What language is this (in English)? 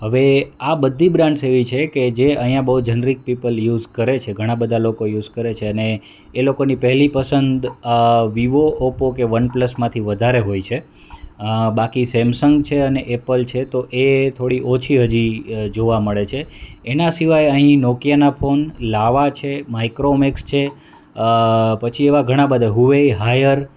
Gujarati